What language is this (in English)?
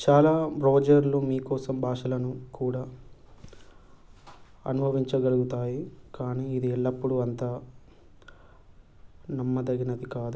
Telugu